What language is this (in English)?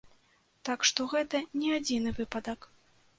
Belarusian